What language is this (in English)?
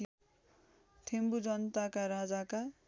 Nepali